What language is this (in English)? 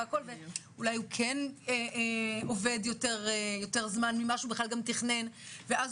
Hebrew